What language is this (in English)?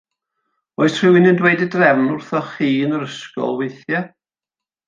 Welsh